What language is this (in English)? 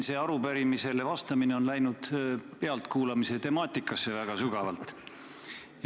Estonian